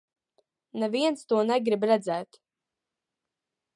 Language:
Latvian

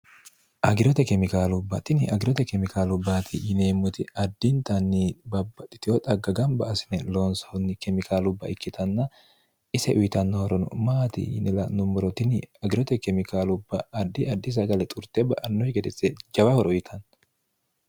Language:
Sidamo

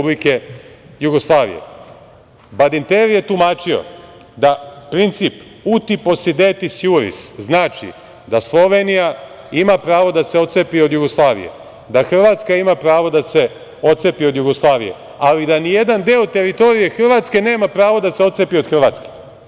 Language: Serbian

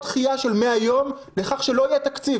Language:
Hebrew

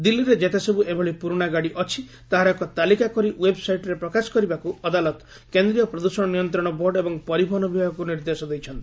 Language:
Odia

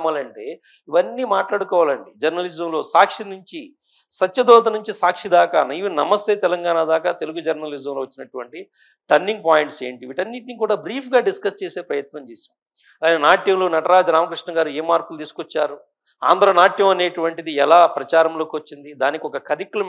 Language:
Telugu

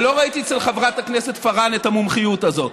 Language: Hebrew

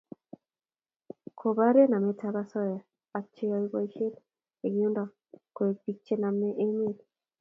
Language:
Kalenjin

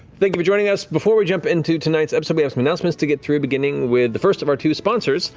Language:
English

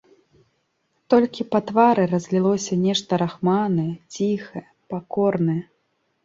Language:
Belarusian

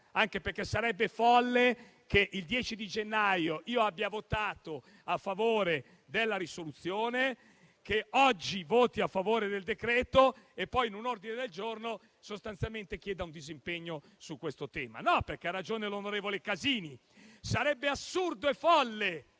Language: Italian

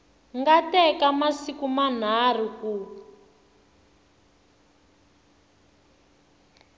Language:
Tsonga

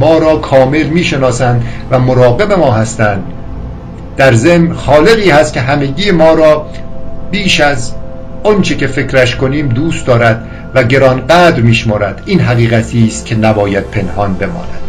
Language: Persian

